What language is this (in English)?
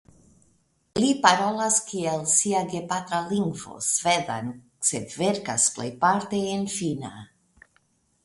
Esperanto